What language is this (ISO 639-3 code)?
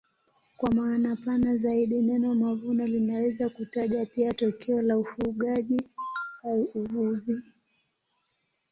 swa